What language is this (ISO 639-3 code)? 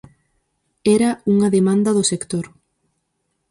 glg